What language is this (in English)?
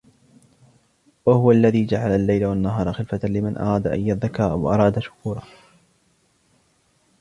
Arabic